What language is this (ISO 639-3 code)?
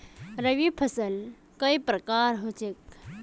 mag